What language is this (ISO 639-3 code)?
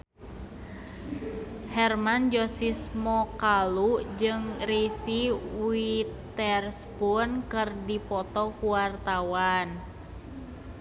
sun